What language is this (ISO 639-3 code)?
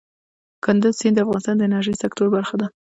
pus